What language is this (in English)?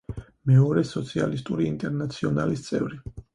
Georgian